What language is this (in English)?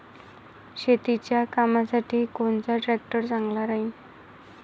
Marathi